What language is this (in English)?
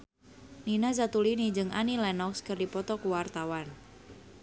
Sundanese